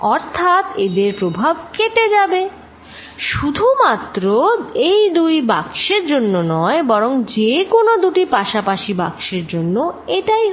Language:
Bangla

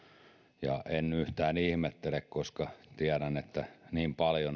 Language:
Finnish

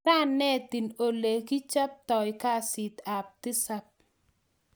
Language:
Kalenjin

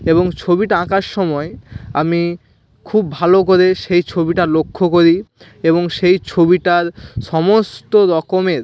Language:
Bangla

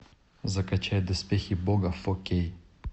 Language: Russian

